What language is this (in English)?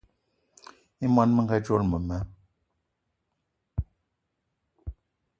Eton (Cameroon)